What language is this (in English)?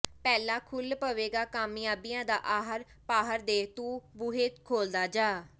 Punjabi